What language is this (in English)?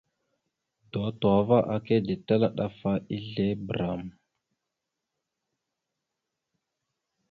Mada (Cameroon)